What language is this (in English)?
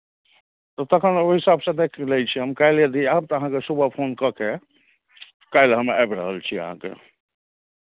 Maithili